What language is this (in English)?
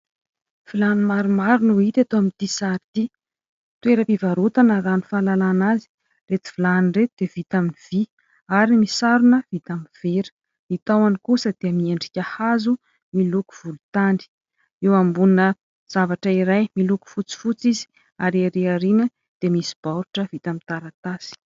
Malagasy